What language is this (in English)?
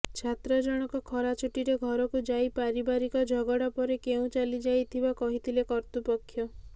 Odia